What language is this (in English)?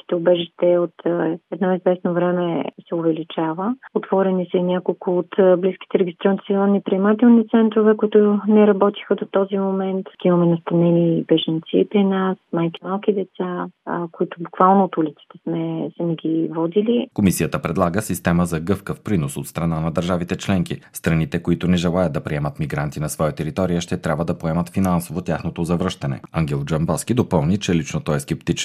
Bulgarian